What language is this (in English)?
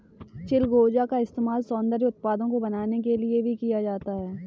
Hindi